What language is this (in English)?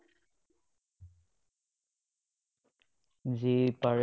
Assamese